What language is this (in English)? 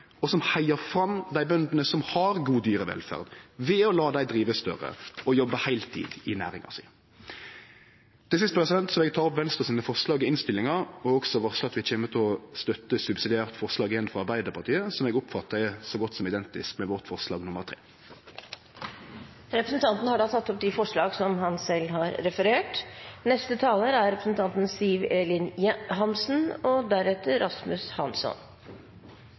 Norwegian